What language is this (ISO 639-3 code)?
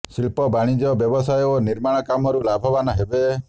ori